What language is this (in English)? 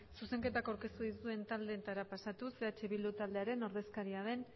Basque